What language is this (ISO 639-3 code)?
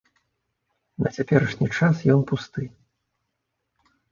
bel